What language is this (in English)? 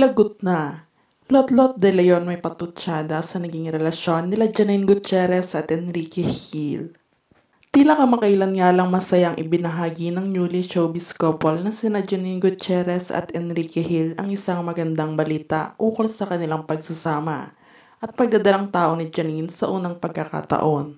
Filipino